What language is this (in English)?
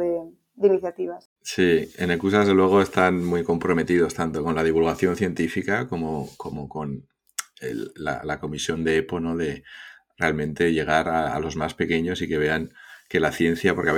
Spanish